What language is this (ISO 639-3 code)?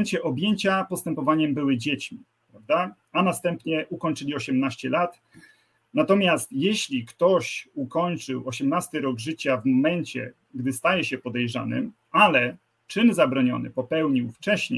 pol